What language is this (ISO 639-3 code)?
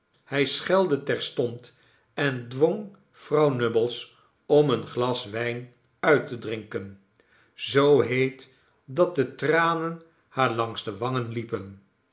nld